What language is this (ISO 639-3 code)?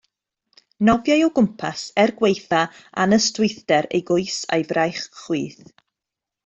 cym